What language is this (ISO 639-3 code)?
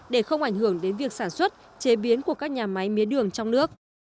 vie